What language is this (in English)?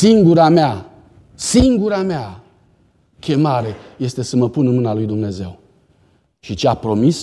Romanian